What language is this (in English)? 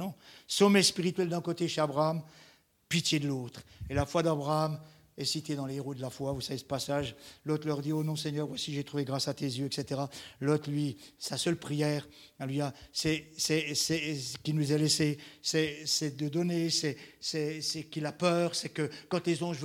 French